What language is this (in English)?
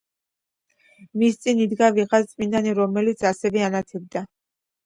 Georgian